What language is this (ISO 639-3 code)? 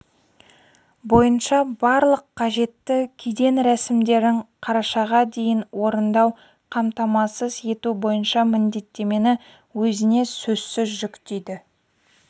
kaz